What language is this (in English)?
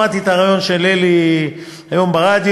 Hebrew